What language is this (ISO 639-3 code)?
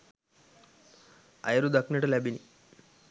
sin